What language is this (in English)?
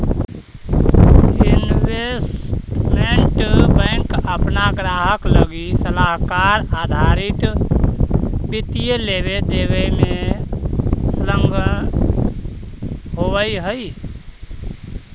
Magahi